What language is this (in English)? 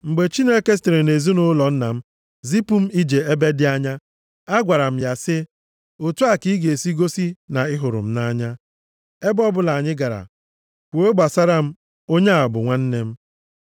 Igbo